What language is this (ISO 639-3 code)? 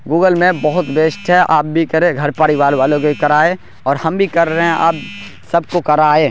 urd